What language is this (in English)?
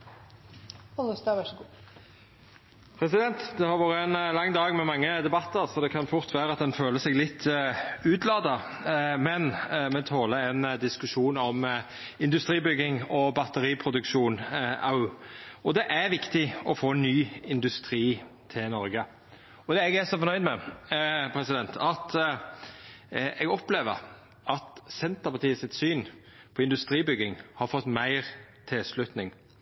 Norwegian Nynorsk